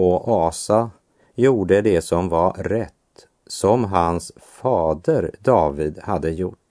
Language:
Swedish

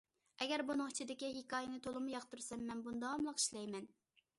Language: Uyghur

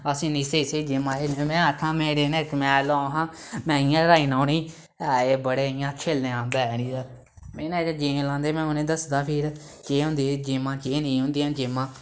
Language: Dogri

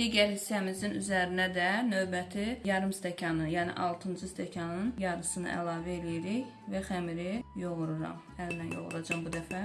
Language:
Turkish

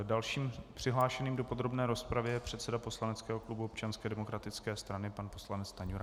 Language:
Czech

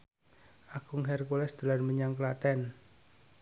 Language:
Javanese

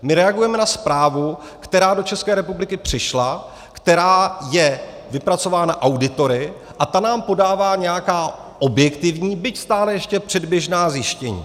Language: Czech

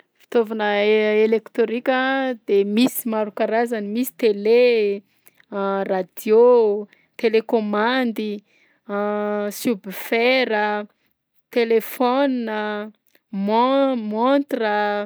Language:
Southern Betsimisaraka Malagasy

